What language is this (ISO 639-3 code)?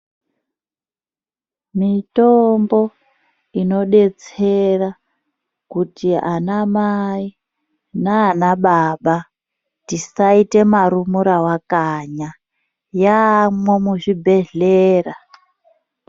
ndc